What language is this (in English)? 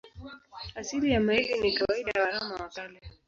Swahili